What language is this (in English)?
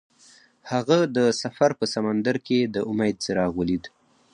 Pashto